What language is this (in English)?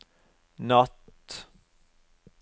Norwegian